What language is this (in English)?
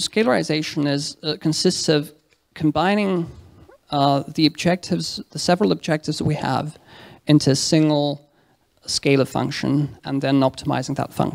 English